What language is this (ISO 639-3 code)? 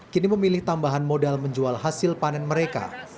ind